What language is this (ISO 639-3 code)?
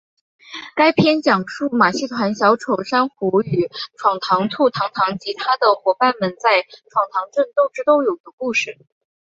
zho